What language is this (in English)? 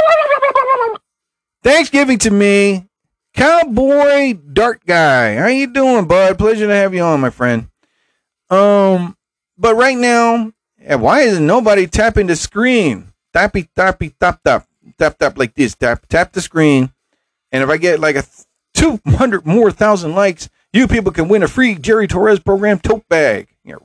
English